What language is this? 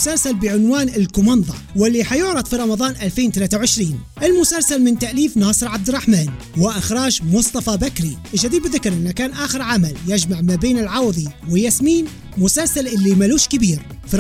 Arabic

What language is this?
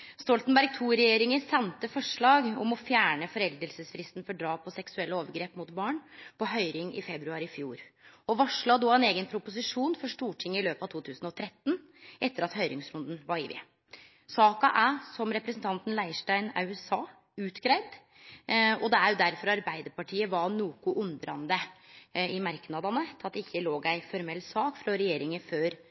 Norwegian Nynorsk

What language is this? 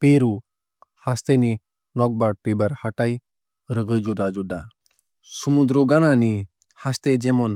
Kok Borok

